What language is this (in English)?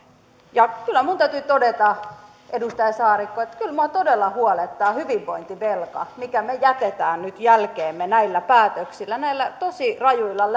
Finnish